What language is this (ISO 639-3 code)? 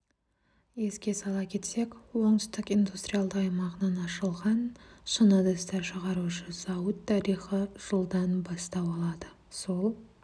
kaz